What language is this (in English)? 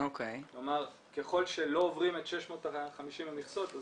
Hebrew